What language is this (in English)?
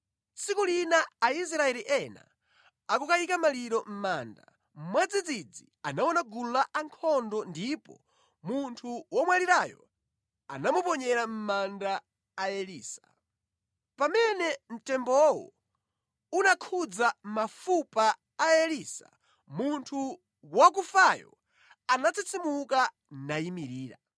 Nyanja